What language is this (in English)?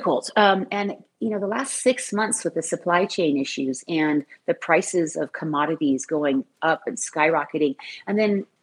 English